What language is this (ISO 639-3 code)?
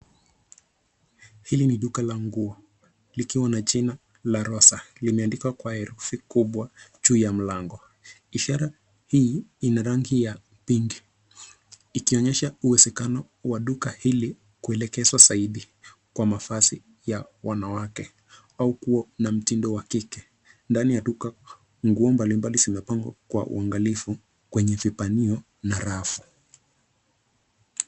swa